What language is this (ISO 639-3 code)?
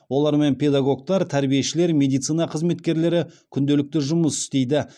kaz